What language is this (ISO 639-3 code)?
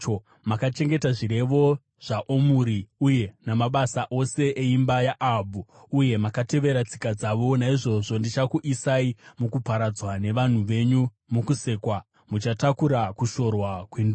sna